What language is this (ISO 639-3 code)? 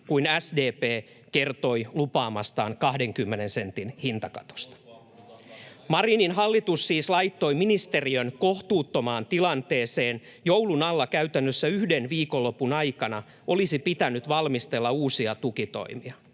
fin